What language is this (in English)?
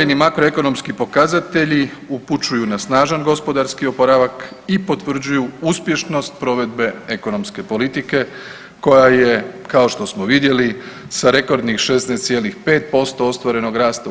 Croatian